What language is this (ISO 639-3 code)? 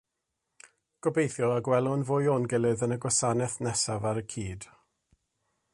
cym